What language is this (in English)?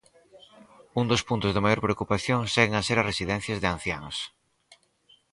Galician